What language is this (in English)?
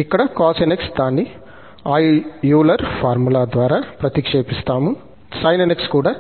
Telugu